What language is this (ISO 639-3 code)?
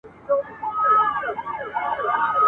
pus